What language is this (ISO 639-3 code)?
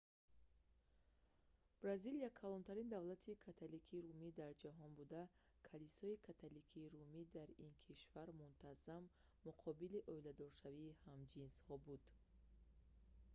tgk